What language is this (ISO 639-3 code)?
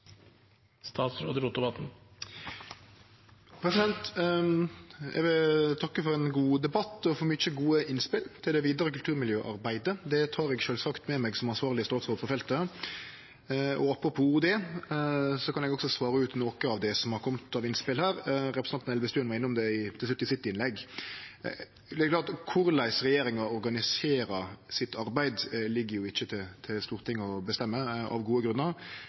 nor